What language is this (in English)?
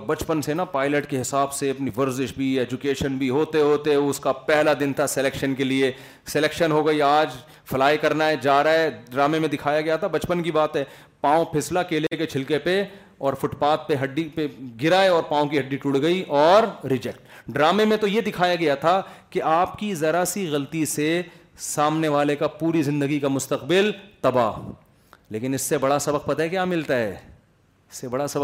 Urdu